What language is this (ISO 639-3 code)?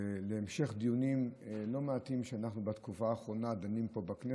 heb